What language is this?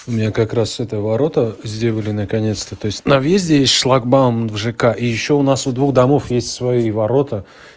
Russian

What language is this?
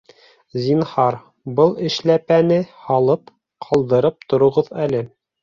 Bashkir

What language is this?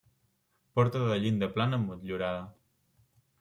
Catalan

